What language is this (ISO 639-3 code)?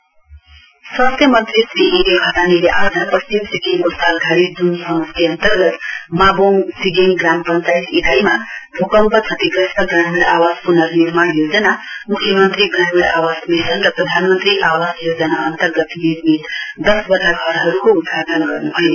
nep